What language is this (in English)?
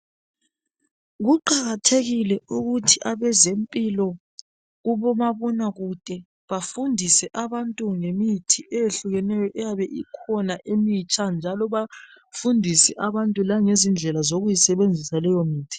North Ndebele